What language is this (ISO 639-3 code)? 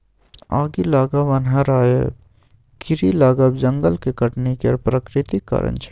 mai